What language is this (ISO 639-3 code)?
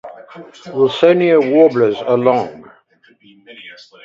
eng